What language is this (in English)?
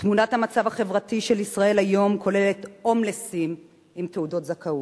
Hebrew